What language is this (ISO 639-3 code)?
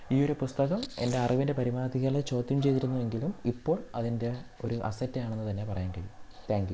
mal